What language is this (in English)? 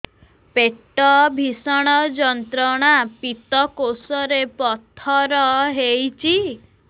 Odia